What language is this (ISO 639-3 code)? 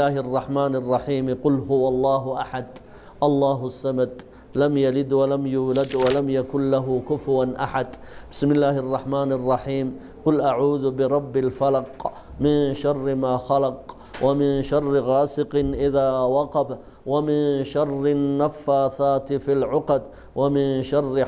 ara